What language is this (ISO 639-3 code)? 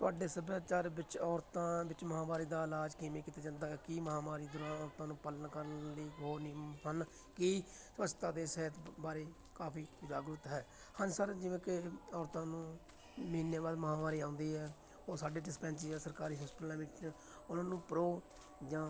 pan